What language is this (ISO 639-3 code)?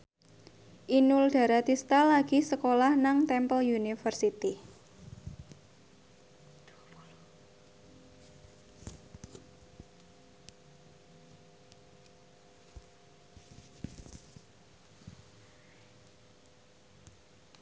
jav